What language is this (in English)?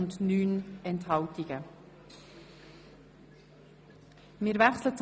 Swiss German